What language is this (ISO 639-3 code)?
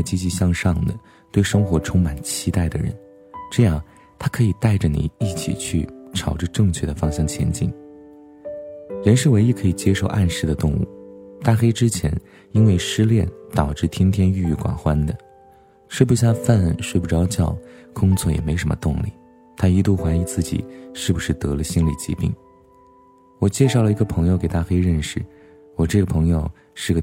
zho